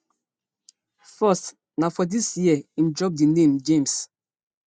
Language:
Nigerian Pidgin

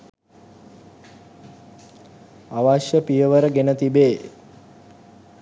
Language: Sinhala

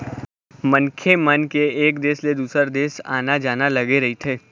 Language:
Chhattisgarhi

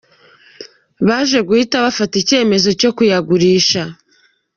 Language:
Kinyarwanda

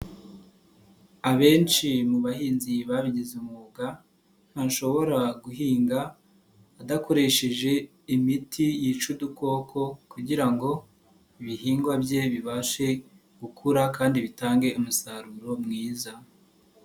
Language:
Kinyarwanda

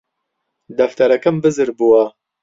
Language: Central Kurdish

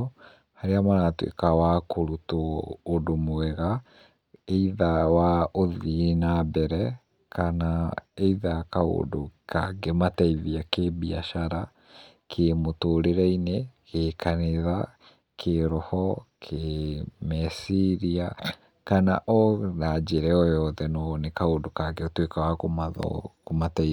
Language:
Kikuyu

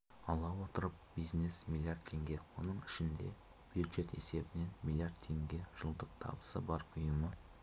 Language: Kazakh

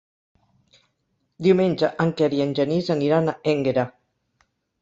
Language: Catalan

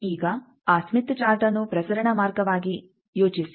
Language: Kannada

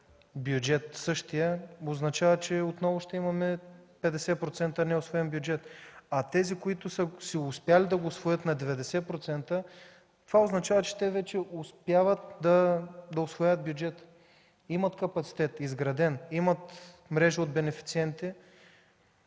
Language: Bulgarian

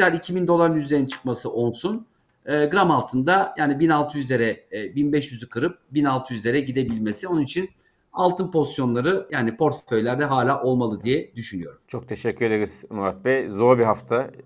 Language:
Turkish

